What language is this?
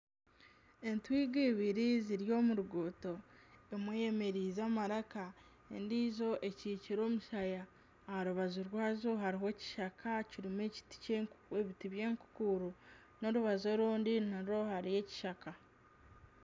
Nyankole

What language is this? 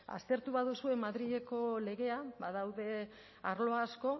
Basque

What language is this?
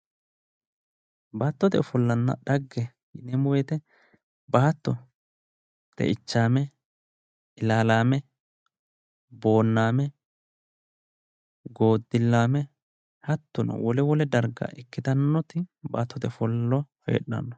Sidamo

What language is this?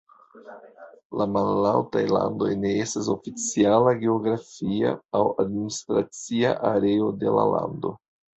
Esperanto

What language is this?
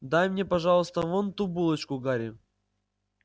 Russian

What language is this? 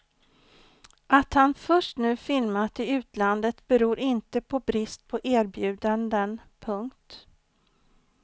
Swedish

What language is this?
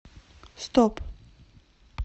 Russian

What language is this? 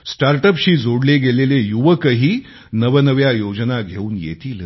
Marathi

